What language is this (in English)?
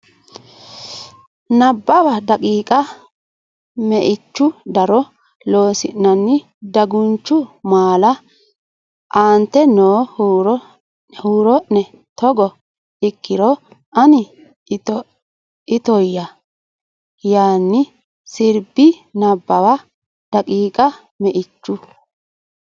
Sidamo